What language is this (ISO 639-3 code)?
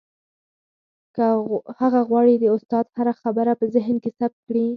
pus